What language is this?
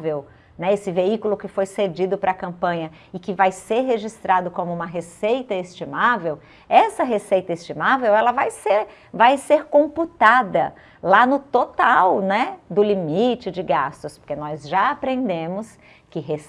Portuguese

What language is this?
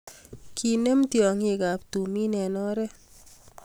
Kalenjin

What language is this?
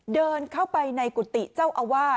Thai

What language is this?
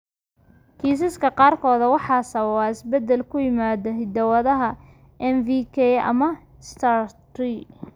Somali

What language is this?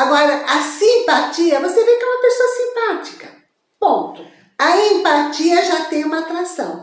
Portuguese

